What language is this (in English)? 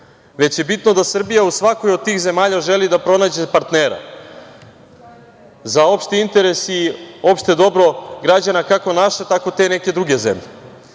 Serbian